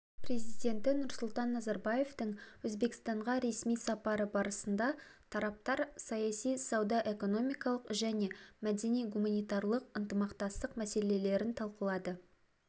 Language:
Kazakh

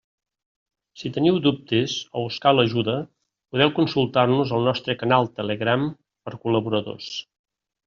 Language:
Catalan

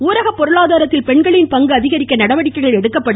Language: Tamil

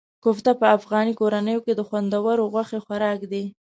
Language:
Pashto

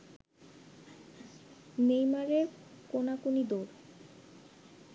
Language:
Bangla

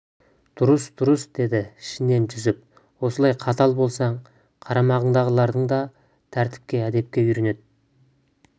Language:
Kazakh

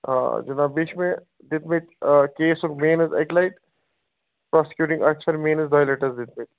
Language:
Kashmiri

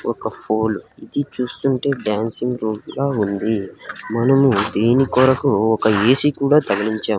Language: Telugu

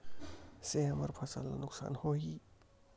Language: Chhattisgarhi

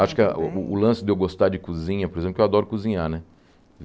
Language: Portuguese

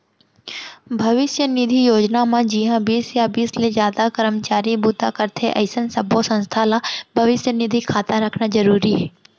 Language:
Chhattisgarhi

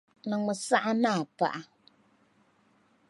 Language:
Dagbani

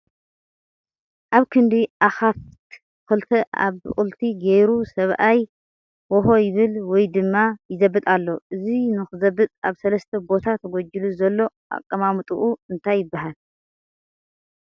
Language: Tigrinya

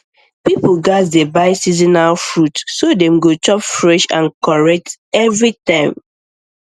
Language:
Nigerian Pidgin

